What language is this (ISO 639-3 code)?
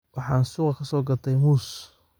som